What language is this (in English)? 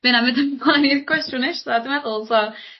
Welsh